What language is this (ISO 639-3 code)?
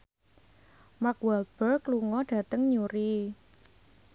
jav